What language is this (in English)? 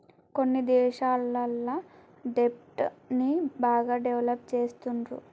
Telugu